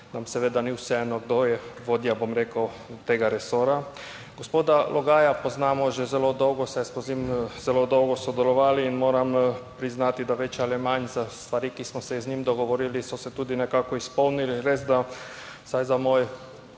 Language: Slovenian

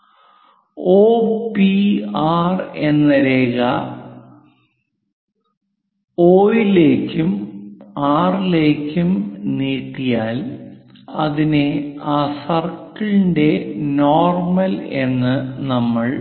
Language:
Malayalam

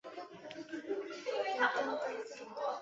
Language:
Chinese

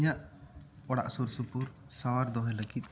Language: Santali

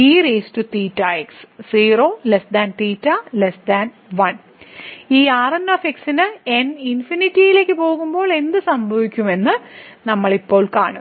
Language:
Malayalam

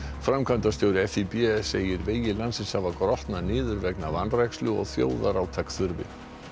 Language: Icelandic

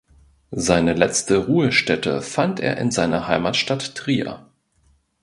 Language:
German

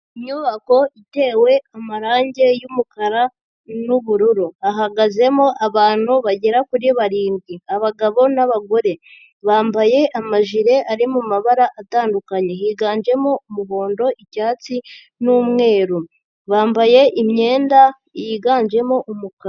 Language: Kinyarwanda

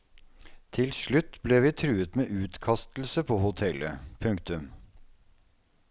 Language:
Norwegian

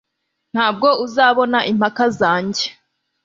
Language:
Kinyarwanda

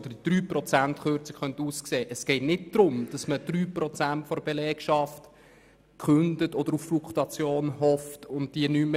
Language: Swiss German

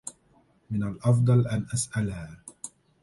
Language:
Arabic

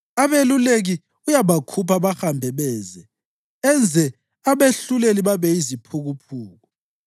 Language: North Ndebele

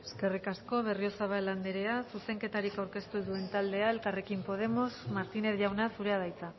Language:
Basque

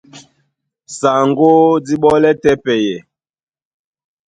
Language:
Duala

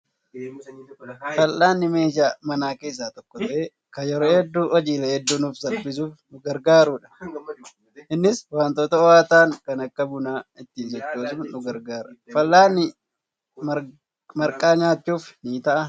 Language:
Oromo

